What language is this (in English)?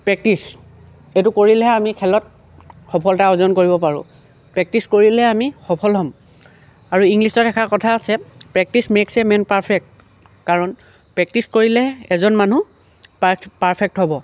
Assamese